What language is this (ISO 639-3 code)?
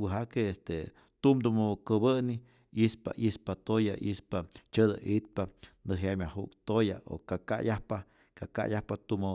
zor